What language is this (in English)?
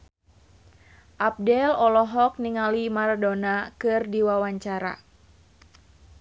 Sundanese